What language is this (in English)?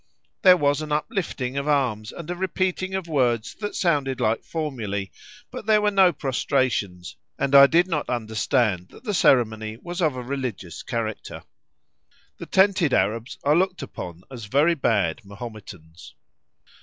English